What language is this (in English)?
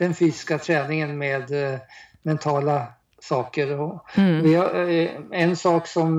Swedish